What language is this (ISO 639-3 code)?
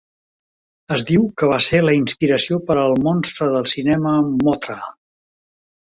cat